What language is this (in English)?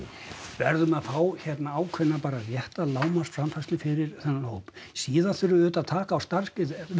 Icelandic